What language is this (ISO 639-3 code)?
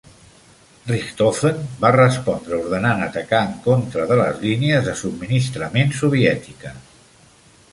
cat